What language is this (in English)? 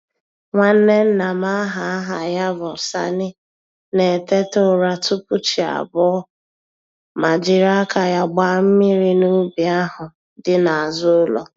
Igbo